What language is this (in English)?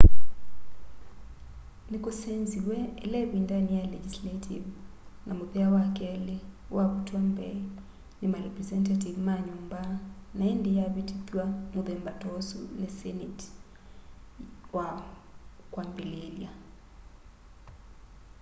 Kamba